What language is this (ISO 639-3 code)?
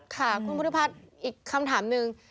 tha